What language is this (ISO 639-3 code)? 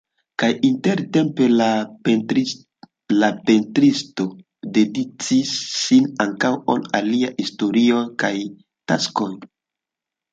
epo